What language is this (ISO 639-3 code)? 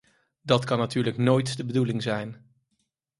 nld